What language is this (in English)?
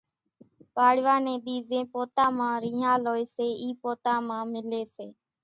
Kachi Koli